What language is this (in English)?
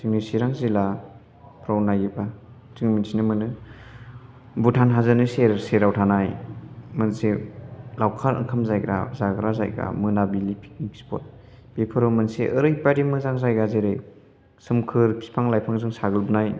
Bodo